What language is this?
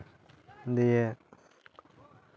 Santali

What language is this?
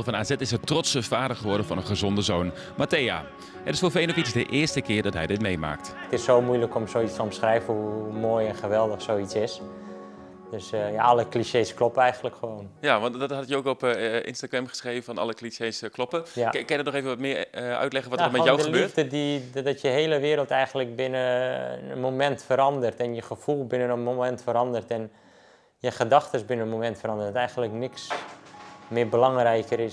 Dutch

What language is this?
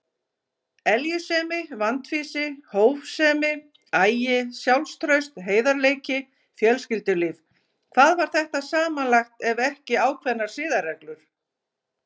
Icelandic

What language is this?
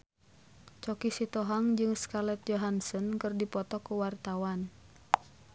Sundanese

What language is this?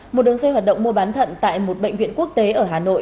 Vietnamese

